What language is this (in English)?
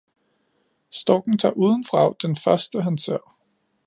Danish